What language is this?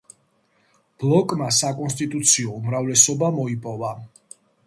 Georgian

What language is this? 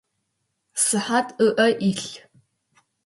Adyghe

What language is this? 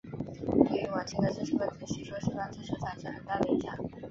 Chinese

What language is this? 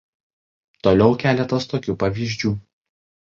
Lithuanian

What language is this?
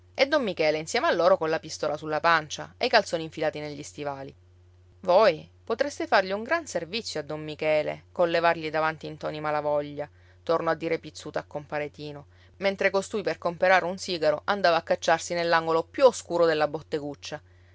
Italian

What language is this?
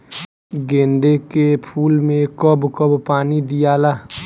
Bhojpuri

